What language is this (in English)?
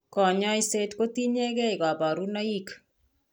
Kalenjin